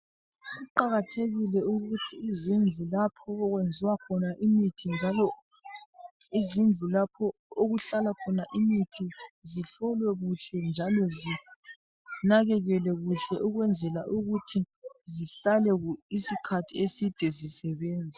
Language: North Ndebele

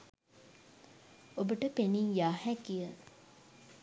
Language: Sinhala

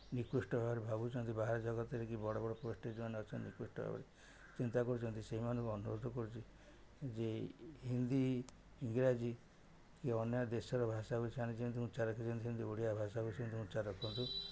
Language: Odia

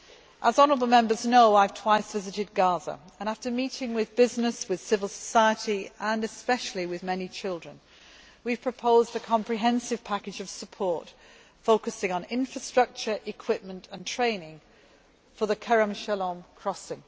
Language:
English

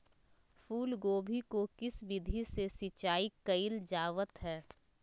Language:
Magahi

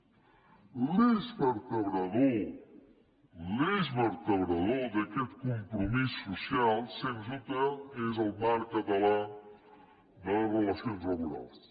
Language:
Catalan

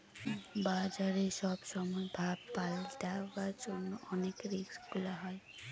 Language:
Bangla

